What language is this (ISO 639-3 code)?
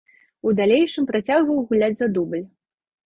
bel